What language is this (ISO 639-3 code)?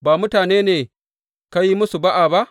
hau